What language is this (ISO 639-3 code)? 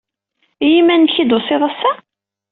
kab